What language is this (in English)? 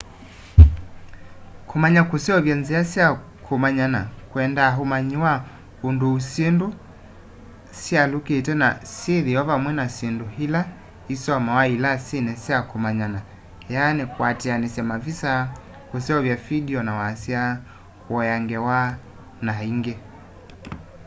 Kamba